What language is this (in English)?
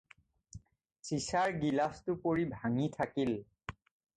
Assamese